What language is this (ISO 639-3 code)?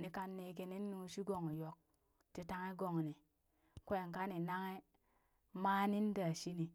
bys